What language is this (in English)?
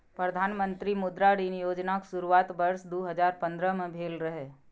Maithili